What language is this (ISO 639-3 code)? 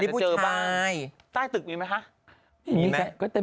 tha